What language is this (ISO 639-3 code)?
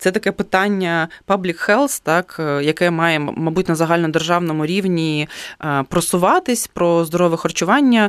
ukr